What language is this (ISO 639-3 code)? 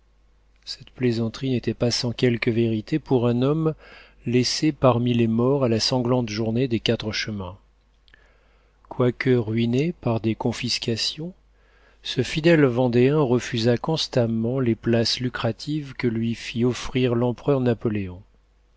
fra